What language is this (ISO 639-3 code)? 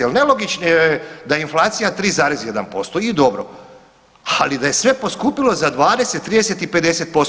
hrv